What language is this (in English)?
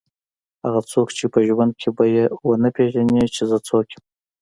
Pashto